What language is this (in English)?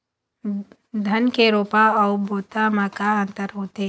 Chhattisgarhi